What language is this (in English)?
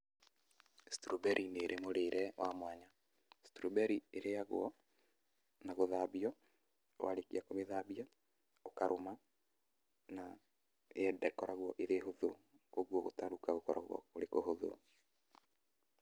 Kikuyu